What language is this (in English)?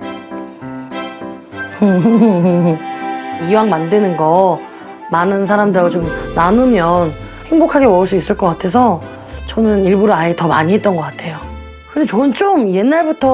Korean